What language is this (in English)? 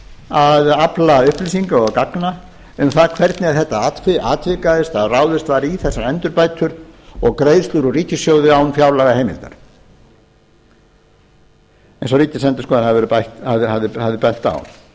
Icelandic